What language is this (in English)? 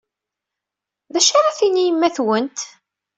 Kabyle